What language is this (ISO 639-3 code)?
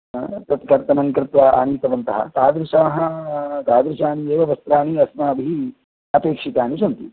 san